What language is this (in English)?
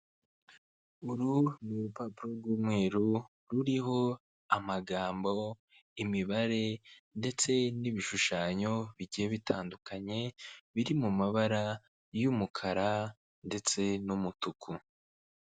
Kinyarwanda